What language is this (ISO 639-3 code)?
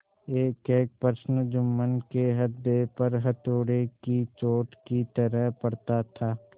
hin